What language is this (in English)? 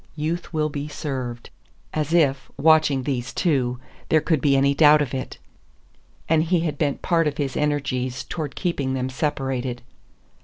English